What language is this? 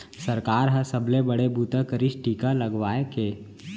Chhattisgarhi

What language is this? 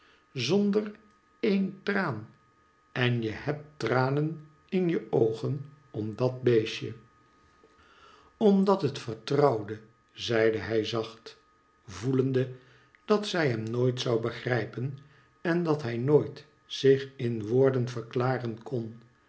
Dutch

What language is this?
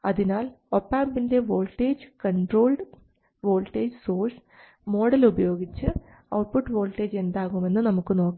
Malayalam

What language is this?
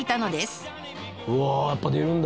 Japanese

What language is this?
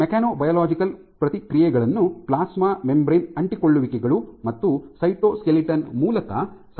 Kannada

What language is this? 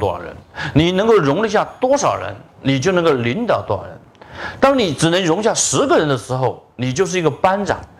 Chinese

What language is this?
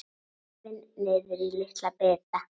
Icelandic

